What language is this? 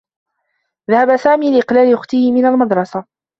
Arabic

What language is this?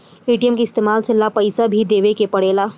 Bhojpuri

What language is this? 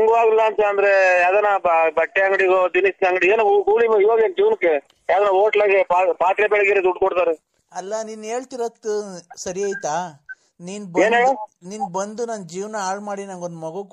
Kannada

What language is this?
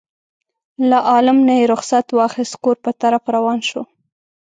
Pashto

